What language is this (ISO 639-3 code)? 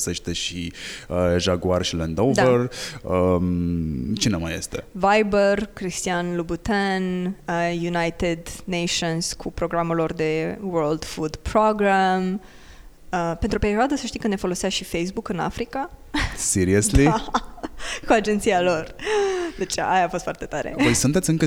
ron